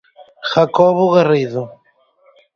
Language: Galician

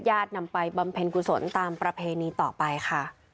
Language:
Thai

